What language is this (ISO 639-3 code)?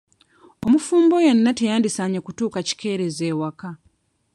lug